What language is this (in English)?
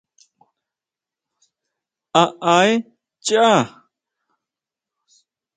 Huautla Mazatec